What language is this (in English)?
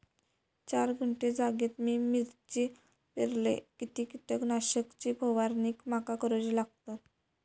Marathi